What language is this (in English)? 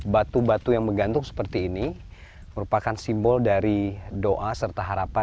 Indonesian